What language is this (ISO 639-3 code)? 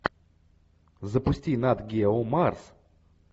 rus